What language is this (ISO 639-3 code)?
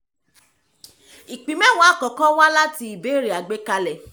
yor